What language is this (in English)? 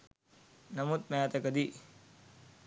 Sinhala